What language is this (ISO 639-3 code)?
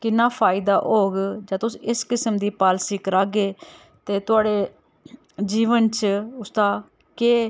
doi